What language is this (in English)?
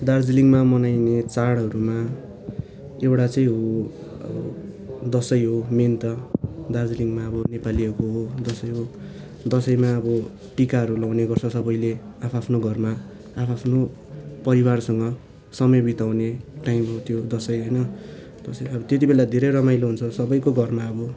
Nepali